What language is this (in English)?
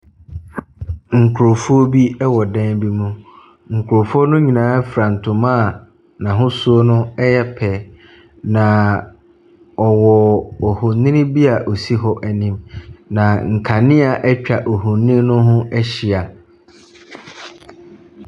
Akan